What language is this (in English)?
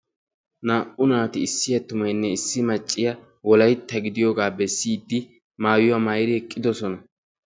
Wolaytta